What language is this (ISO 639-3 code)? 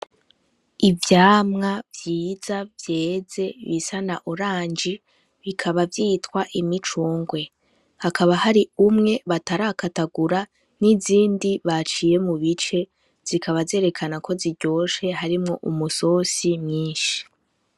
run